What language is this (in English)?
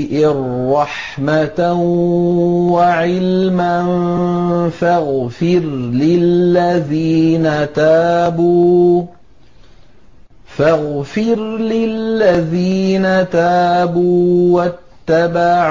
Arabic